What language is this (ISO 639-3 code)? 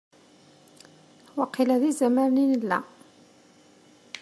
kab